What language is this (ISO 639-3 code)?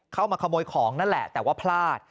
tha